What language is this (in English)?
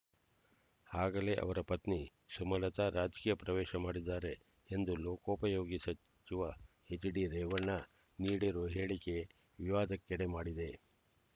Kannada